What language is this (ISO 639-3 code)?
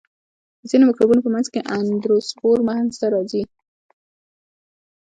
pus